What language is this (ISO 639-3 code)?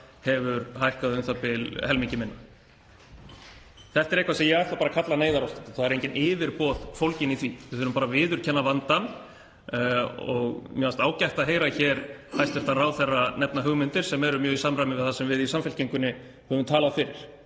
isl